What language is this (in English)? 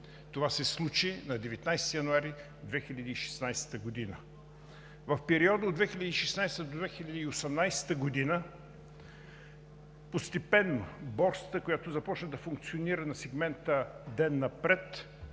Bulgarian